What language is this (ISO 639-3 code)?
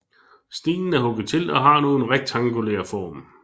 dan